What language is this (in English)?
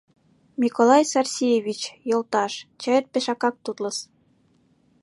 Mari